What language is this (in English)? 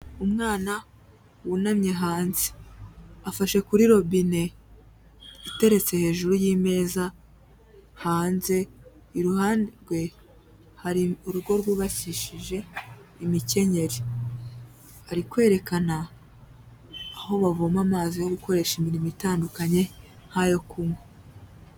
Kinyarwanda